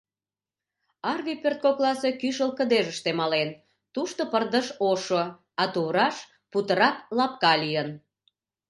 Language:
Mari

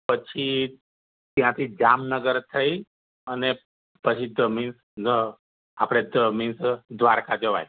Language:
Gujarati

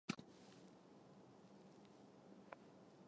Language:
Chinese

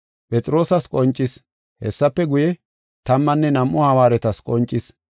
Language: Gofa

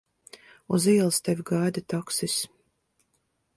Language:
Latvian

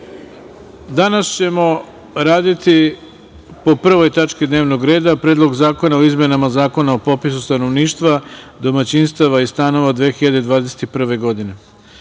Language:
Serbian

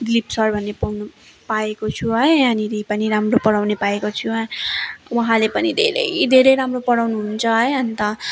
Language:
Nepali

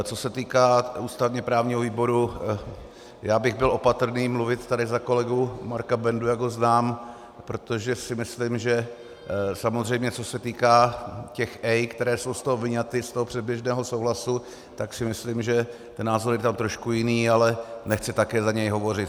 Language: Czech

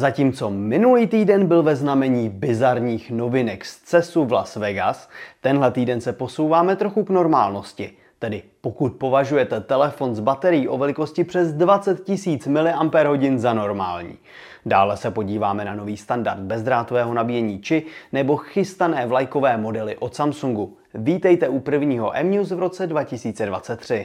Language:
Czech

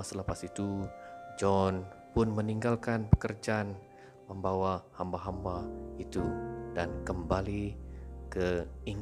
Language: Malay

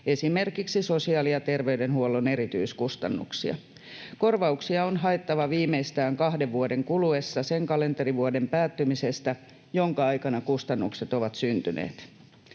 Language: Finnish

